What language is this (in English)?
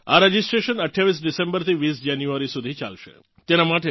Gujarati